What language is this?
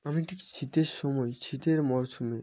Bangla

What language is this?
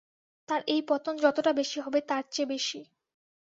Bangla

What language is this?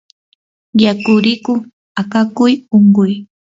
Yanahuanca Pasco Quechua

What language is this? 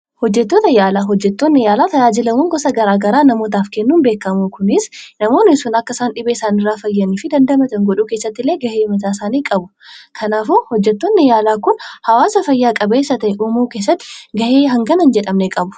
Oromo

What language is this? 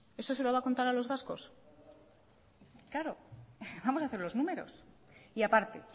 Spanish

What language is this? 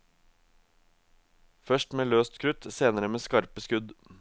Norwegian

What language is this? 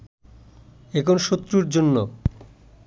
Bangla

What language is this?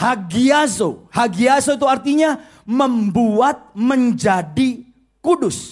Indonesian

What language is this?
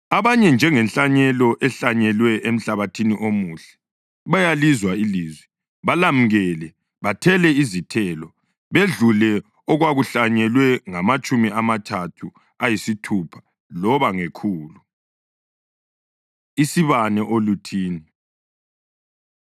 North Ndebele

